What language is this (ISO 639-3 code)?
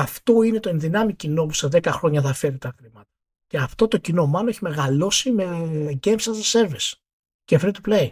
ell